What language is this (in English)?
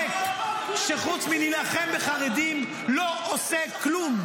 Hebrew